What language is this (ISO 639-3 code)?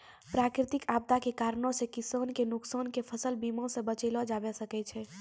mai